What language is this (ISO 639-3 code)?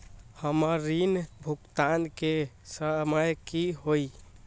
mag